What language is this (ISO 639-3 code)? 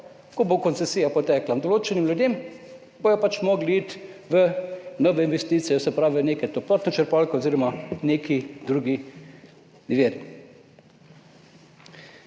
slv